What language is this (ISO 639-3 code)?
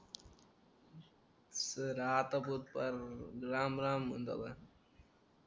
mar